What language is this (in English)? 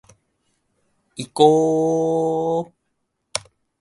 Japanese